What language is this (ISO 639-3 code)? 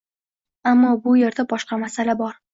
uzb